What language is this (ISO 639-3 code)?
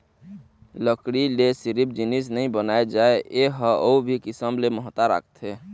hne